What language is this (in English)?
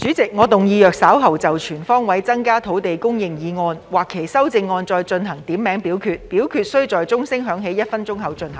Cantonese